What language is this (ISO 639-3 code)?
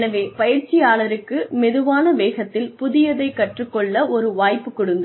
tam